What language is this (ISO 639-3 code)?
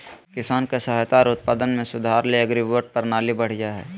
mag